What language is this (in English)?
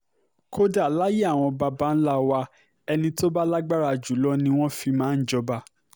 Yoruba